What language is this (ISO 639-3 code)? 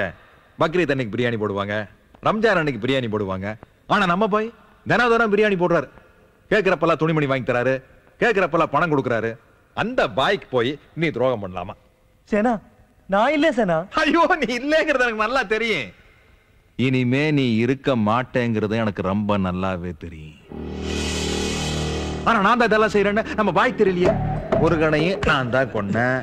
kor